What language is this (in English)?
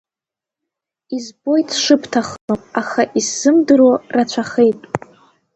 Abkhazian